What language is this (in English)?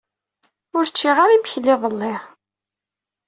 Kabyle